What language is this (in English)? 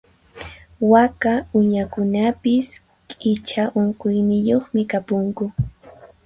Puno Quechua